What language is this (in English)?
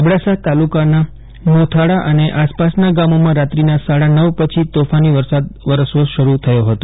Gujarati